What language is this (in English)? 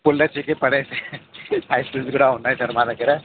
Telugu